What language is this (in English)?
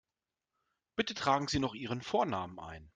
German